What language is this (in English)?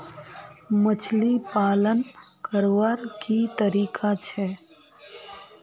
Magahi